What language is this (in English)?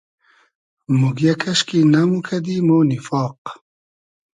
Hazaragi